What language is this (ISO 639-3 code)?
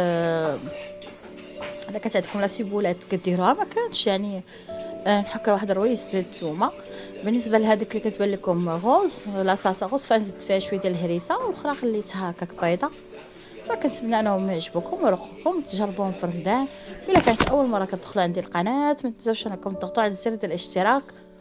ara